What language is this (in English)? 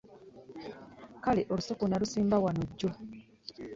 Ganda